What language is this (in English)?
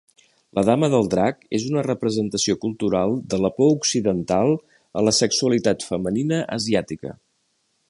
Catalan